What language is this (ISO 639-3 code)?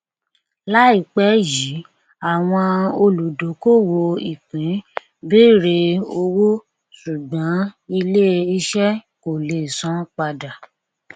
yor